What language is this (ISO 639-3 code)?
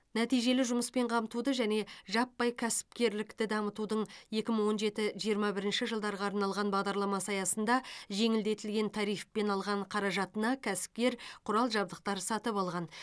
kaz